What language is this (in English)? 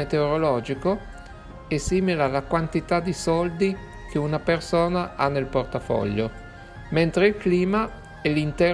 Italian